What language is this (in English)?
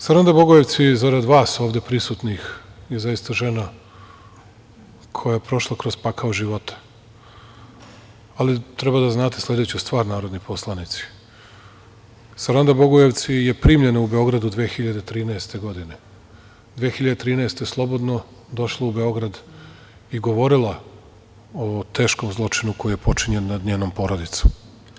Serbian